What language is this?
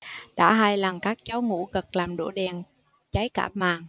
Vietnamese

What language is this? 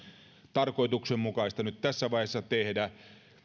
Finnish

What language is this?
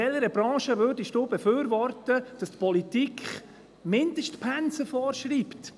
Swiss German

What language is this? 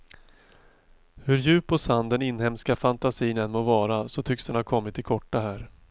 Swedish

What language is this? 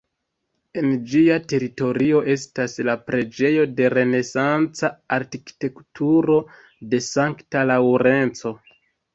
Esperanto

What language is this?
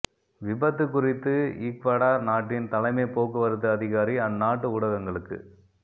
Tamil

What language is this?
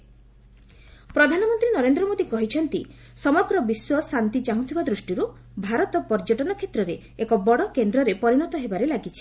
Odia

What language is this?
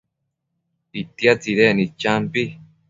Matsés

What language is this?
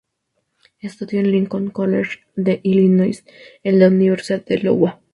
Spanish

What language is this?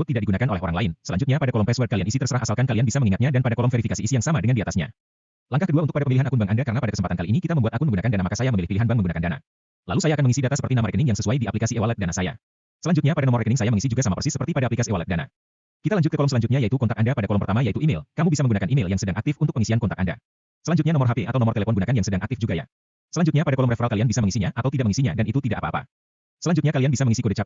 Indonesian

